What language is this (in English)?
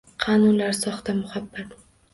Uzbek